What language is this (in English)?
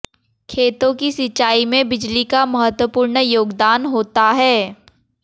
Hindi